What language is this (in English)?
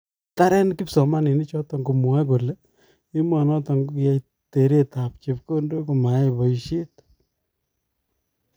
Kalenjin